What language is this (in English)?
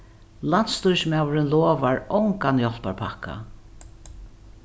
Faroese